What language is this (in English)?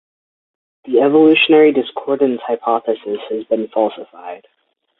English